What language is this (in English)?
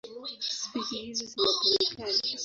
Swahili